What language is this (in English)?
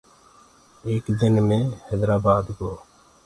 Gurgula